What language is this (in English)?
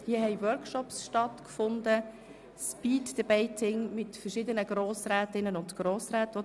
Swiss German